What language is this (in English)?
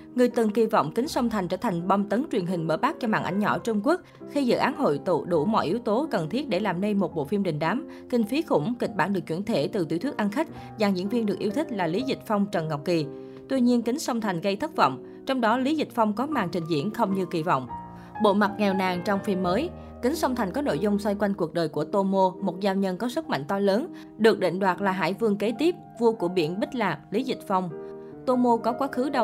Vietnamese